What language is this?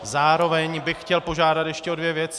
Czech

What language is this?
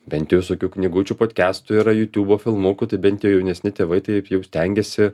Lithuanian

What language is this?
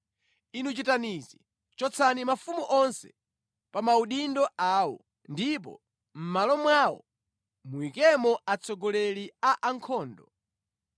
Nyanja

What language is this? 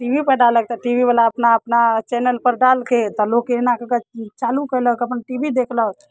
Maithili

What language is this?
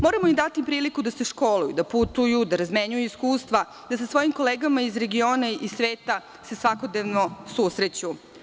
Serbian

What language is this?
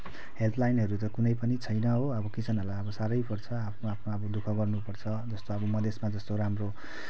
Nepali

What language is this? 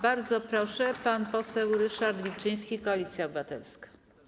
Polish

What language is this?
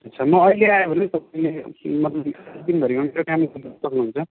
Nepali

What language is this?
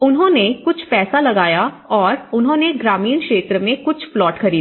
Hindi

